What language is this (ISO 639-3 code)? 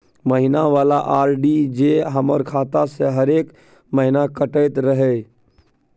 mai